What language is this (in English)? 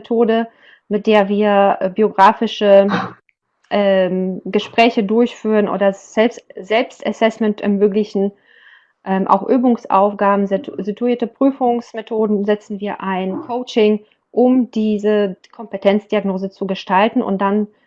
German